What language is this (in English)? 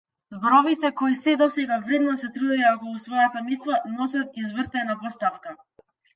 Macedonian